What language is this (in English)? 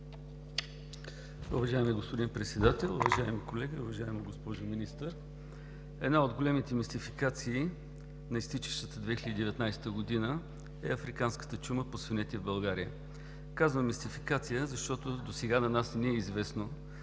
Bulgarian